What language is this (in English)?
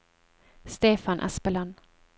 Norwegian